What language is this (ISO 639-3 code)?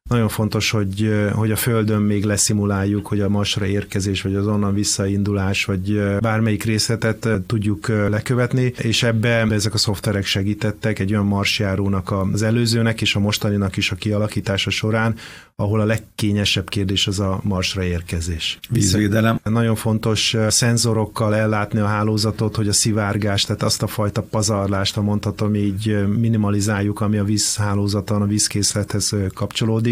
hun